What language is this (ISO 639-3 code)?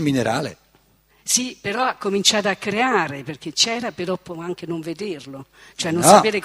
ita